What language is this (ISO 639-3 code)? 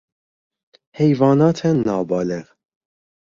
fas